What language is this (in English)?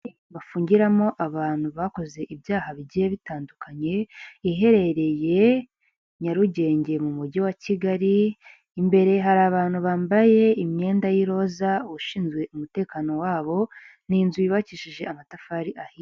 Kinyarwanda